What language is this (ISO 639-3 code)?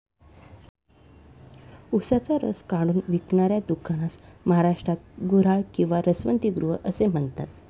mar